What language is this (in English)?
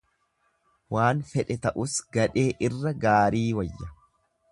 Oromo